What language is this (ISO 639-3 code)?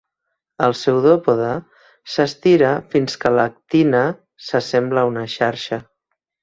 cat